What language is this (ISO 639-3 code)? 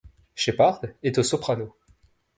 fra